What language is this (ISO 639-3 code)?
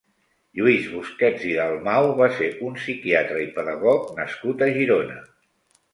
cat